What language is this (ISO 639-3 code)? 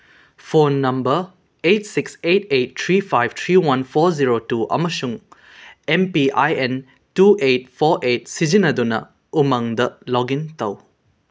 mni